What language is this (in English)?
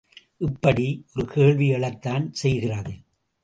Tamil